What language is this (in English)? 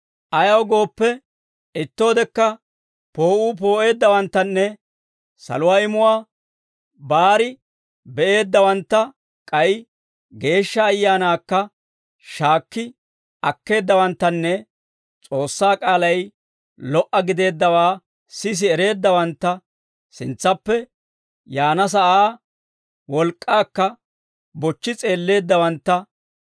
Dawro